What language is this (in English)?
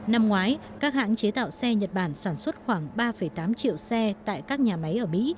Vietnamese